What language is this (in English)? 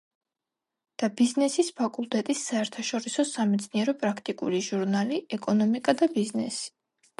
Georgian